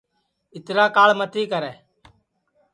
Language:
Sansi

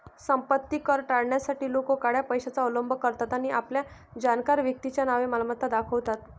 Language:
Marathi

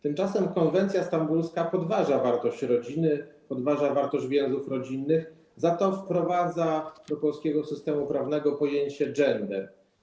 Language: Polish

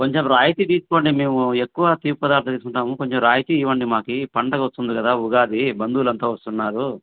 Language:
Telugu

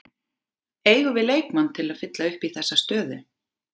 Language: Icelandic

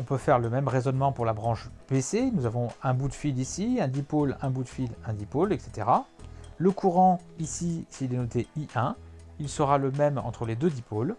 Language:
French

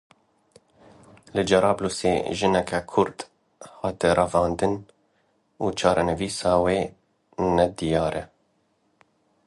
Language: Kurdish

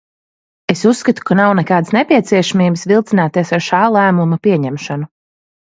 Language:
Latvian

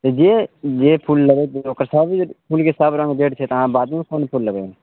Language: Maithili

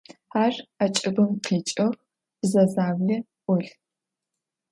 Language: Adyghe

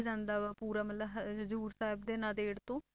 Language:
Punjabi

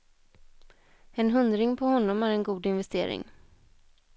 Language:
Swedish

